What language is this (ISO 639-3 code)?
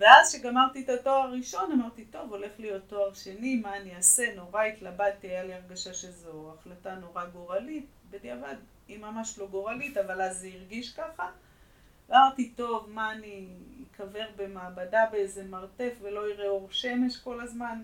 heb